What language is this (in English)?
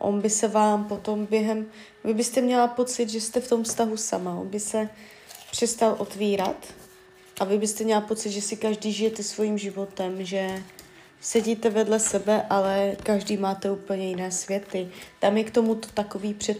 Czech